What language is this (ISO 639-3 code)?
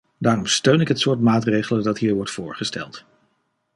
nld